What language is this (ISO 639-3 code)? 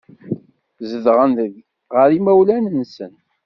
kab